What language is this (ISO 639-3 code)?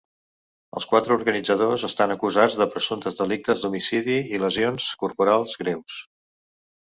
cat